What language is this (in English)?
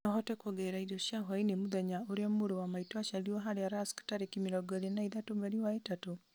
Kikuyu